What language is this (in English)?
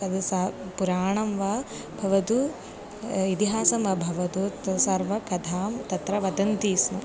Sanskrit